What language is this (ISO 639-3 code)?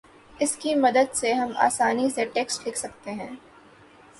urd